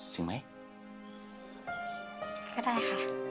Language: Thai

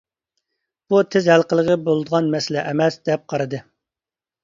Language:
Uyghur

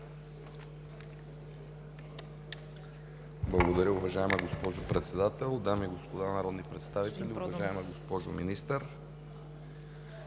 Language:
Bulgarian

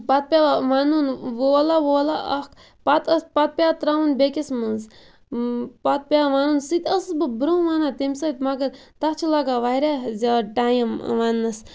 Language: Kashmiri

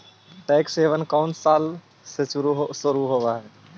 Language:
Magahi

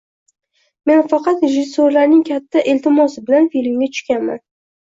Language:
Uzbek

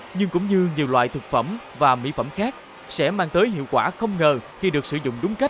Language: Vietnamese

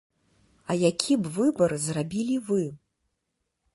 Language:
Belarusian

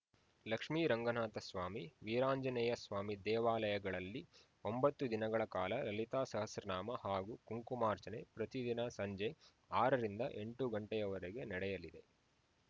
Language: Kannada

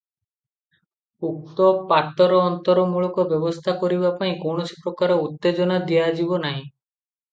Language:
Odia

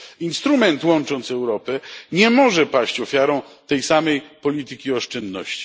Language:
Polish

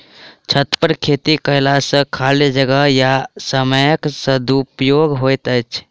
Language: Maithili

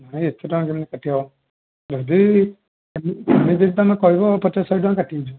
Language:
Odia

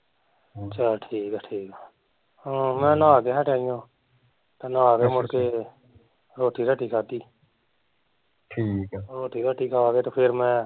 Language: Punjabi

